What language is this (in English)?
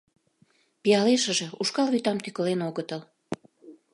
Mari